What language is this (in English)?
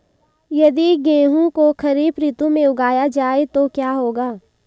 Hindi